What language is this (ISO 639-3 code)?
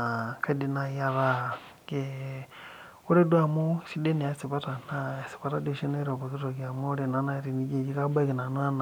mas